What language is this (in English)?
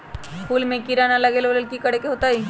Magahi